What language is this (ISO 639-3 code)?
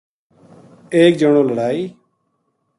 gju